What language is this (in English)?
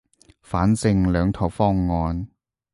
Cantonese